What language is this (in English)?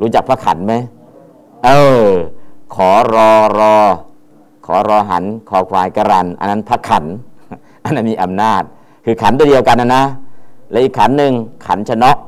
Thai